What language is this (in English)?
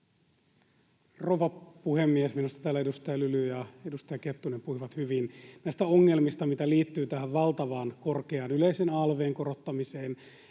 Finnish